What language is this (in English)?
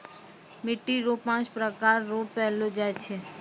Maithili